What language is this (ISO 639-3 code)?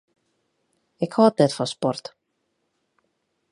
fry